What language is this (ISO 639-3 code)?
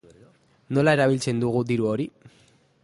eus